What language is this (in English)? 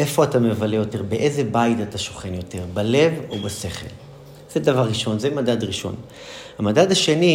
Hebrew